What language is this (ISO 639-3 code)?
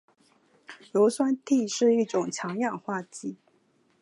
zho